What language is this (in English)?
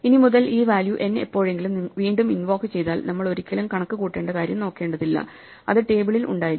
Malayalam